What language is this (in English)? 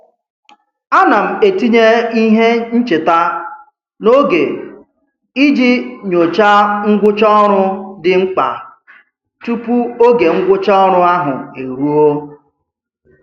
Igbo